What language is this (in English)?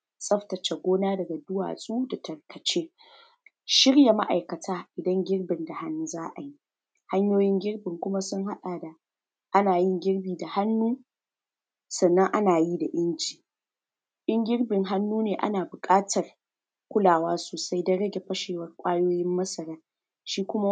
Hausa